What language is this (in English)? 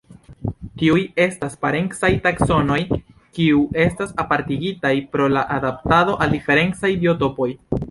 Esperanto